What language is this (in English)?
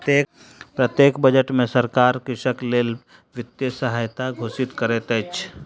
Maithili